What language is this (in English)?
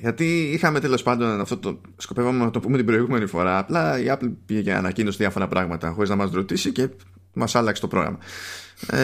Greek